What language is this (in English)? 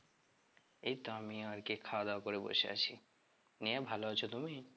Bangla